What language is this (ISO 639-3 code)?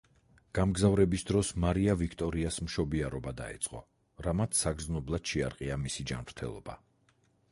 kat